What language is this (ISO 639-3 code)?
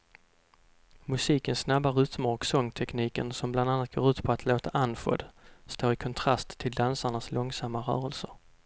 swe